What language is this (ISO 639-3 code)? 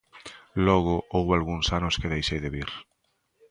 glg